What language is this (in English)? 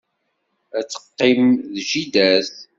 Kabyle